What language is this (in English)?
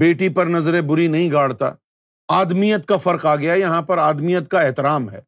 Urdu